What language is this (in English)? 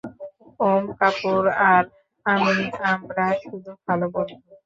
Bangla